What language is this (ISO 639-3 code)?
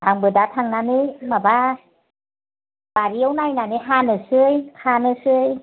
brx